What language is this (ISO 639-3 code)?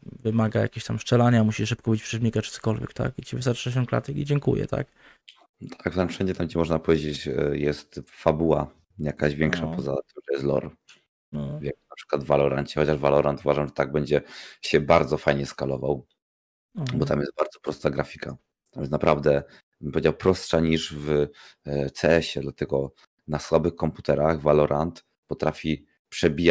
pol